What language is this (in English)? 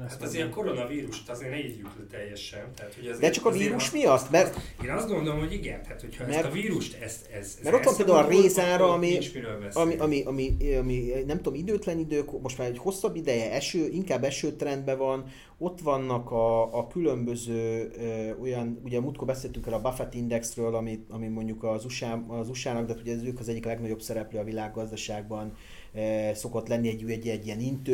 Hungarian